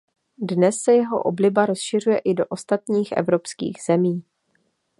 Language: Czech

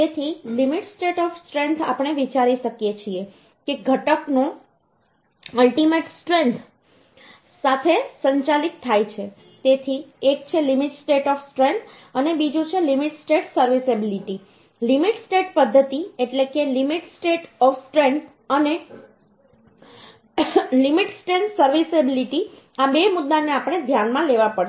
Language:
Gujarati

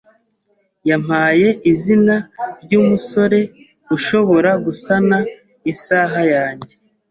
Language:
Kinyarwanda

